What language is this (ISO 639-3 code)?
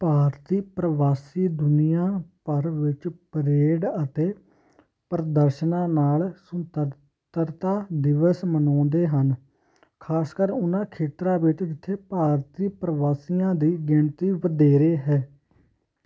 pan